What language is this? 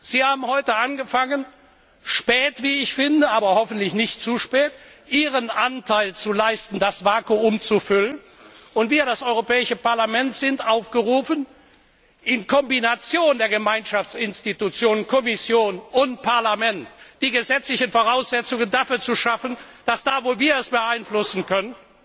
German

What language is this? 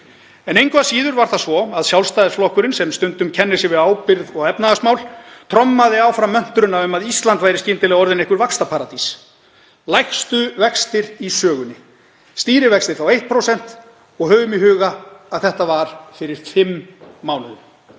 Icelandic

